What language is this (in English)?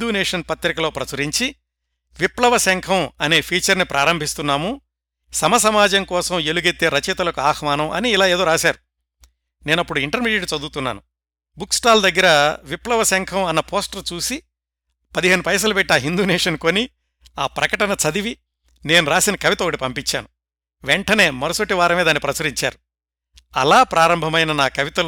Telugu